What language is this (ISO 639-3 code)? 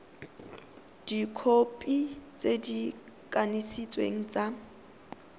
tsn